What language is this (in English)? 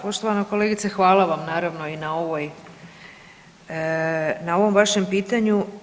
Croatian